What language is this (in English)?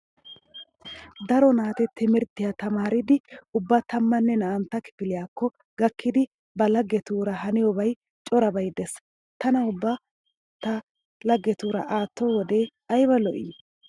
Wolaytta